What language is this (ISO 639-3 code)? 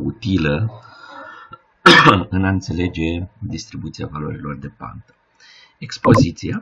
ron